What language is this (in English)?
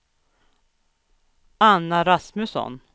Swedish